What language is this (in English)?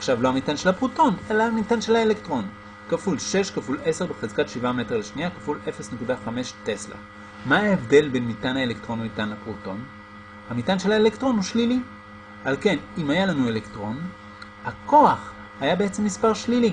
Hebrew